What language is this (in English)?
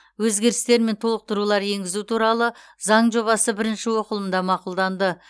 Kazakh